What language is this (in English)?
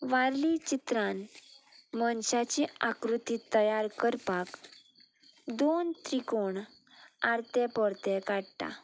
Konkani